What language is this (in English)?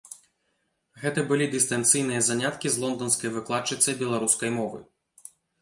Belarusian